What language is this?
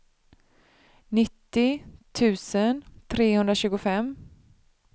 Swedish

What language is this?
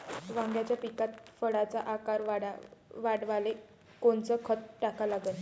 Marathi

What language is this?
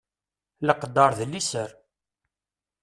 Kabyle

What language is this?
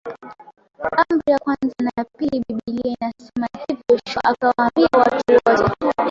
Swahili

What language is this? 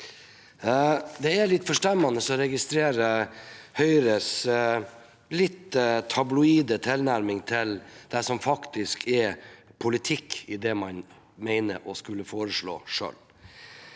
Norwegian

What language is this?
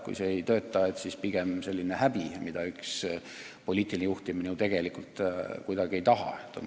Estonian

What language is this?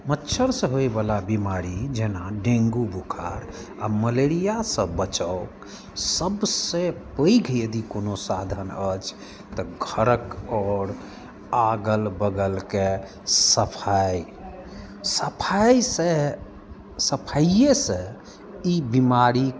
Maithili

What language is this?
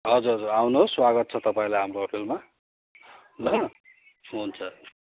Nepali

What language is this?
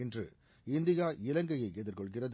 Tamil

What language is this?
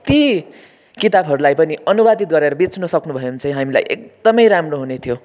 Nepali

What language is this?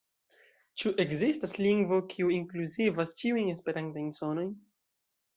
Esperanto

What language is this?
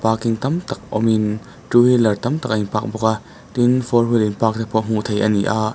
Mizo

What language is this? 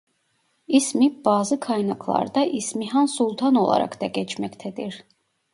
Turkish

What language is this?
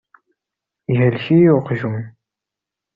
Kabyle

